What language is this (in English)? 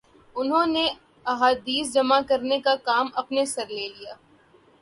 Urdu